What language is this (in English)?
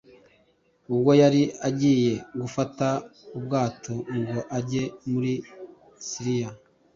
Kinyarwanda